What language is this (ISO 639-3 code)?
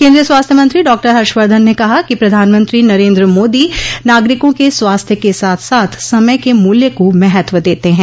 hin